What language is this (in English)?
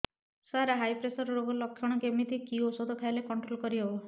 Odia